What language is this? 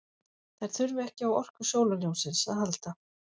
Icelandic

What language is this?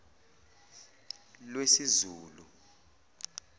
Zulu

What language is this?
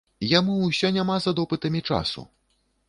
Belarusian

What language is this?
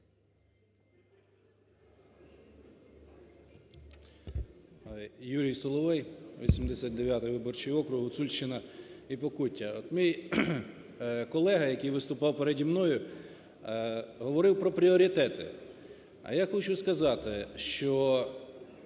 Ukrainian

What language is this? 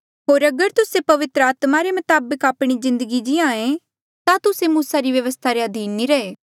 Mandeali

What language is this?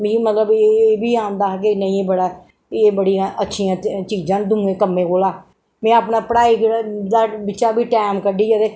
Dogri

